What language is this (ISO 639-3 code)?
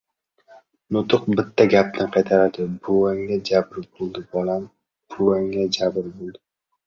uzb